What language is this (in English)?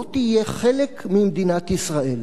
Hebrew